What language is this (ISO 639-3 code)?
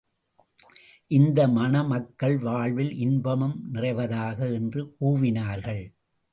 tam